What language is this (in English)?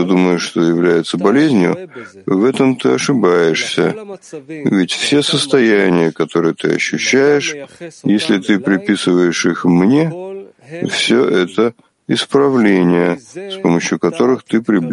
Russian